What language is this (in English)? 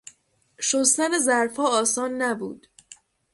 Persian